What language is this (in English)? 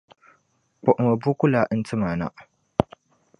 Dagbani